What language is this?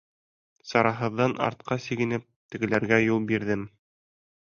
Bashkir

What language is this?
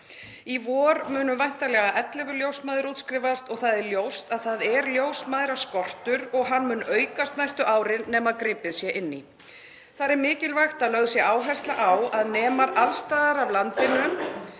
Icelandic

